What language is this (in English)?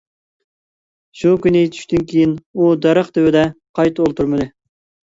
Uyghur